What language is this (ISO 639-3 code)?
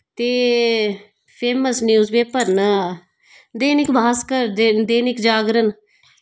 doi